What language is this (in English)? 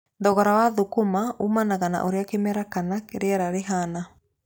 Kikuyu